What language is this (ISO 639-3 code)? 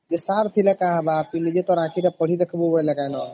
ori